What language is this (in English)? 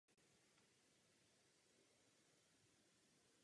Czech